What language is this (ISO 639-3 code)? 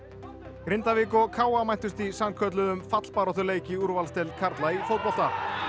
isl